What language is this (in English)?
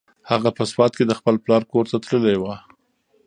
Pashto